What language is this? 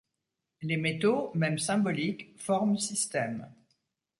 French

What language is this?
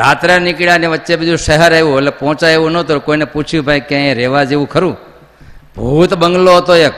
Gujarati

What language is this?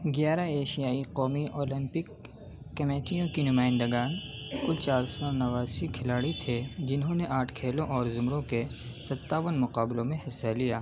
Urdu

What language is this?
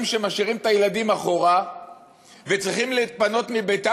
Hebrew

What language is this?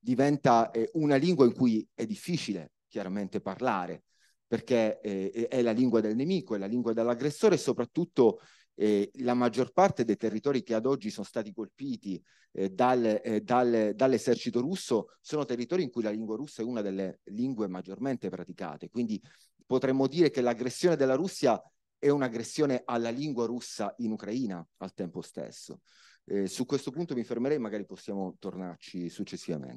Italian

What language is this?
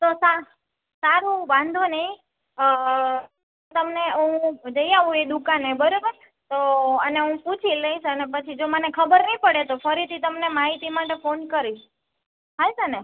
Gujarati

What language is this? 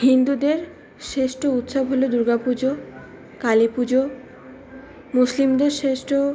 Bangla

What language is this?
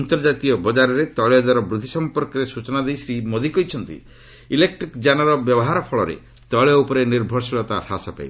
Odia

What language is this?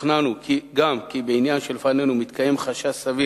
Hebrew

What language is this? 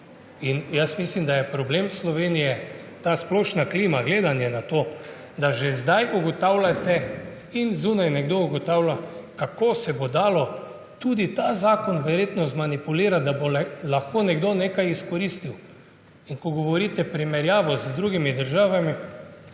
Slovenian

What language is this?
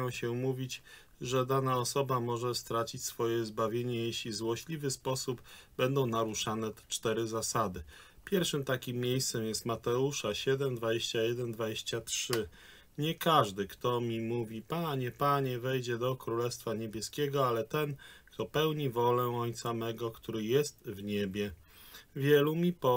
Polish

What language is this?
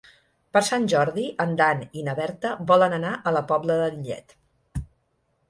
Catalan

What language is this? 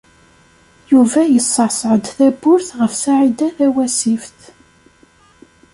Kabyle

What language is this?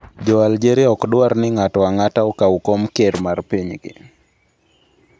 Luo (Kenya and Tanzania)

